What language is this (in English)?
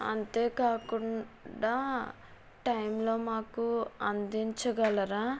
Telugu